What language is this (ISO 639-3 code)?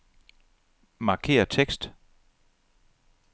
dan